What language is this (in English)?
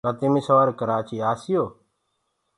Gurgula